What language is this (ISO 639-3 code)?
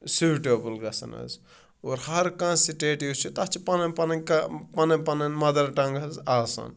kas